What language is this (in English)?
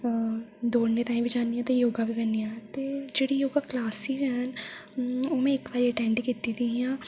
Dogri